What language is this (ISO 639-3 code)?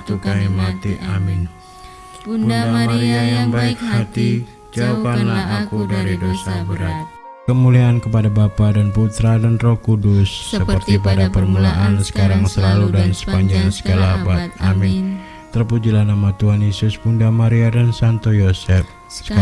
ind